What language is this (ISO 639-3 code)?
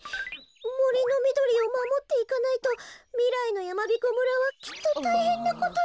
jpn